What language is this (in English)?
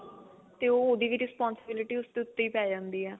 Punjabi